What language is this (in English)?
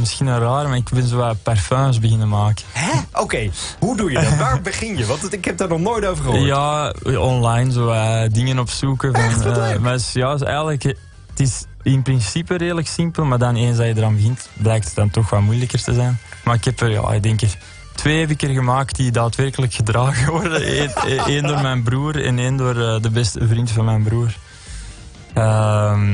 Dutch